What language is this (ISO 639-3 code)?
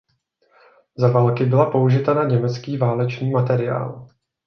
ces